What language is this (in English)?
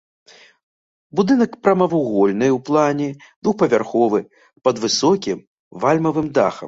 Belarusian